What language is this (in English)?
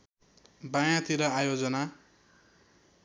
Nepali